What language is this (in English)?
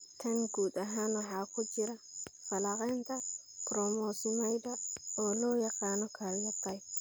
Somali